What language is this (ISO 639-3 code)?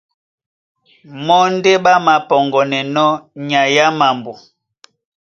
dua